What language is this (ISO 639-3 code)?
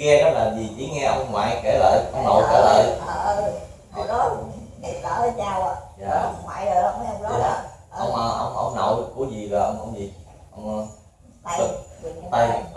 vie